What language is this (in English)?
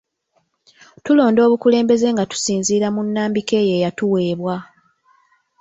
Ganda